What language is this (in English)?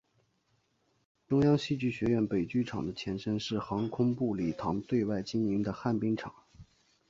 Chinese